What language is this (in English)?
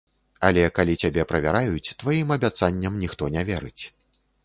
Belarusian